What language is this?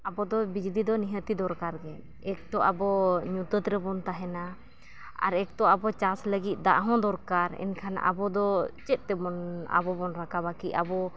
Santali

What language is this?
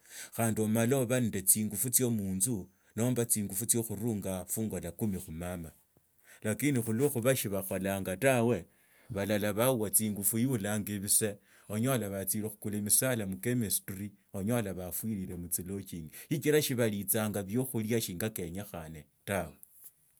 Tsotso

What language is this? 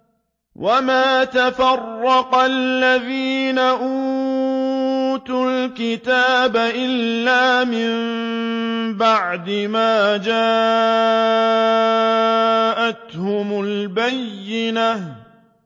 Arabic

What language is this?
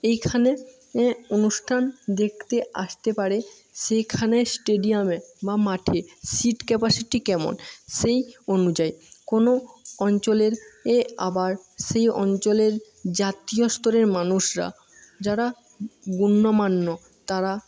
Bangla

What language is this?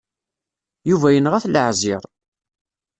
Kabyle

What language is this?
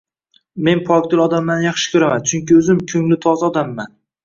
Uzbek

